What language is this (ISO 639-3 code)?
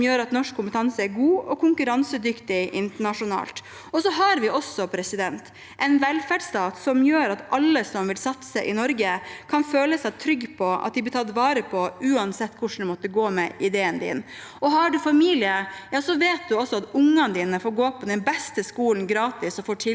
nor